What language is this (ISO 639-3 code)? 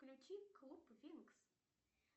rus